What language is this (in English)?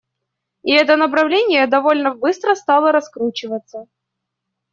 Russian